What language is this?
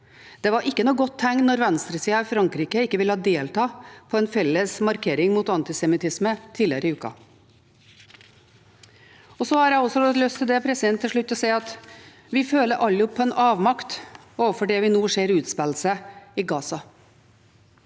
Norwegian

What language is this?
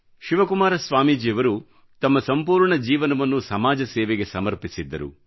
Kannada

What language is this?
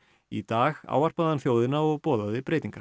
Icelandic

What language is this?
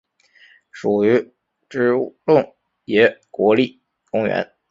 Chinese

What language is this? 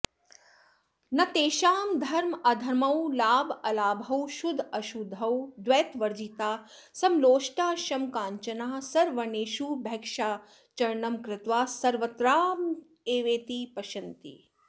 Sanskrit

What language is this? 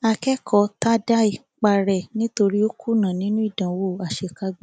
Yoruba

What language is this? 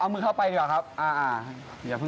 Thai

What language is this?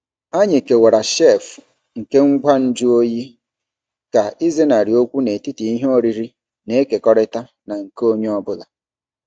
Igbo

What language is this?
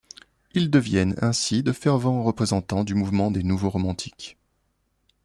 French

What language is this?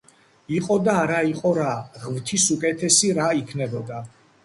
Georgian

